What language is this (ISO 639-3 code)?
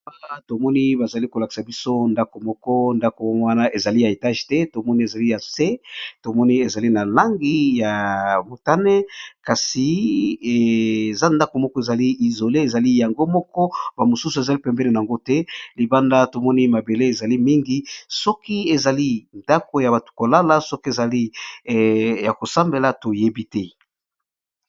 lin